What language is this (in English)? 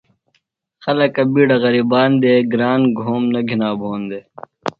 Phalura